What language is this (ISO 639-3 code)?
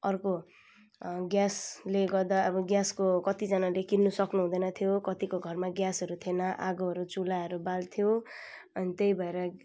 nep